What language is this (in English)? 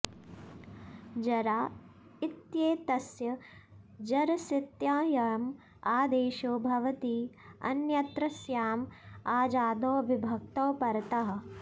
Sanskrit